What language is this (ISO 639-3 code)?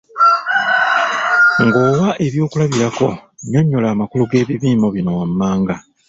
lug